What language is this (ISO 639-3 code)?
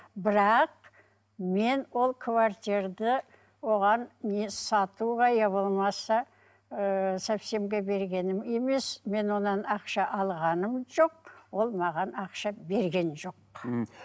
kaz